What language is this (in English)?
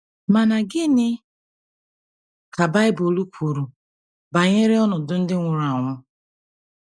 Igbo